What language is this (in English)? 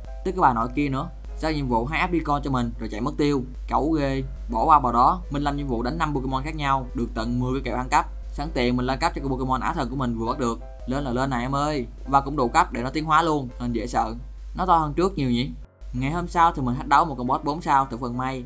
Vietnamese